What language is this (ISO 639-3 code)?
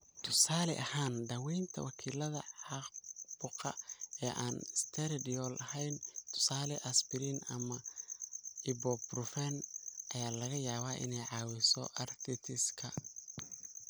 som